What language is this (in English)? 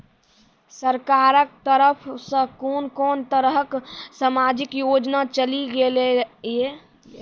Maithili